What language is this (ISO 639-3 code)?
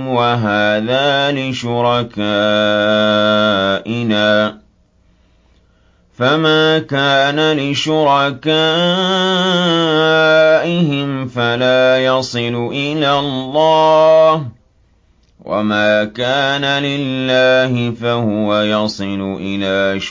ara